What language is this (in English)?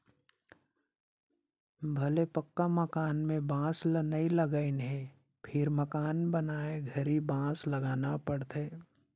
Chhattisgarhi